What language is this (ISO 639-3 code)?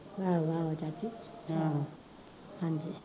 pan